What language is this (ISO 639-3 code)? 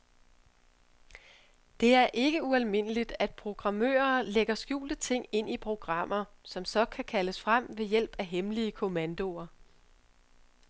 dan